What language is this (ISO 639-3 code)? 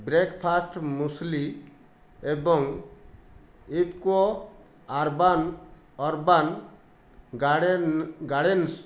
ori